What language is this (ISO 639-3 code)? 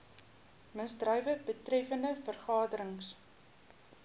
afr